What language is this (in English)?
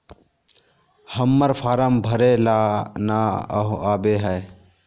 Magahi